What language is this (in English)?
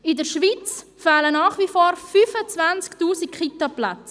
Swiss German